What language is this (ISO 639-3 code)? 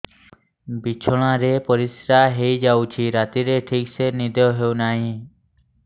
ori